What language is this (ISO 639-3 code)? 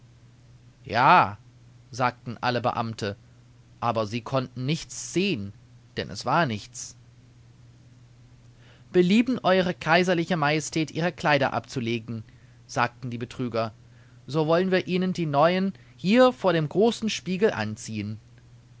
deu